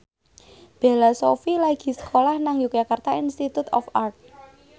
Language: Javanese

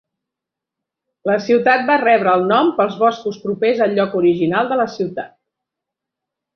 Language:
Catalan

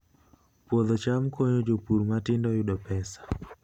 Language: Luo (Kenya and Tanzania)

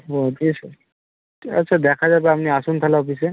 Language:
Bangla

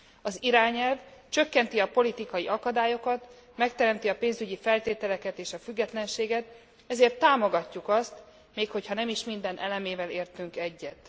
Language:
Hungarian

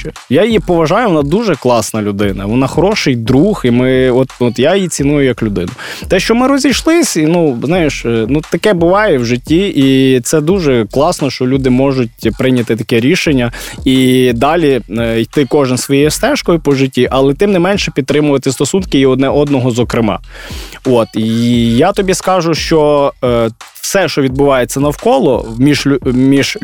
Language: Ukrainian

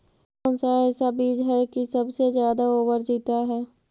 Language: Magahi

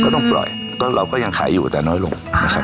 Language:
Thai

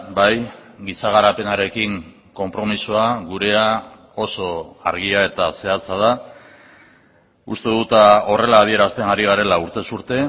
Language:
Basque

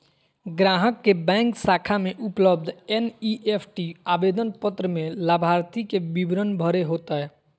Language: Magahi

